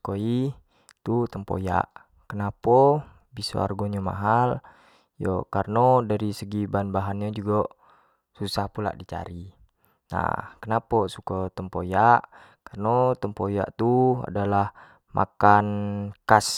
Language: Jambi Malay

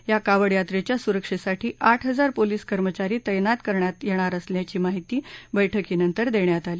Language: Marathi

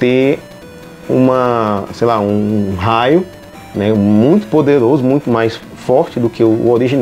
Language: Portuguese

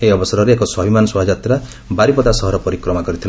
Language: Odia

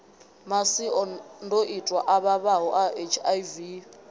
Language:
Venda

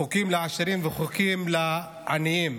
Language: Hebrew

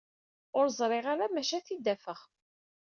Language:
Kabyle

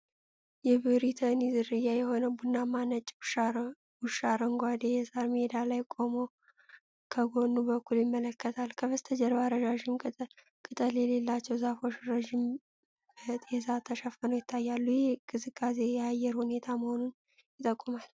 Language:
Amharic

